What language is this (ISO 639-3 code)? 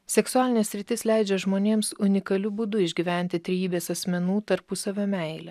lit